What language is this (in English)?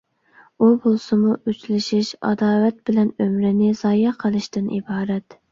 Uyghur